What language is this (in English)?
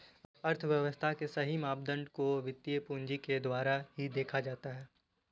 Hindi